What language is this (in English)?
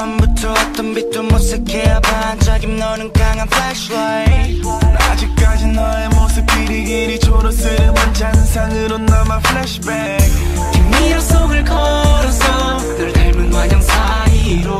Hungarian